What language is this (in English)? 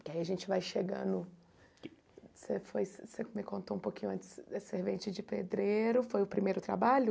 Portuguese